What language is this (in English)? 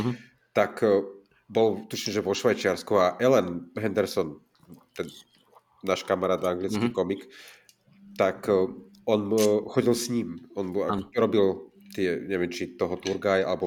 Slovak